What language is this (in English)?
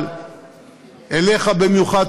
Hebrew